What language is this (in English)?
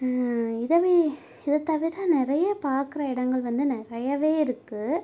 Tamil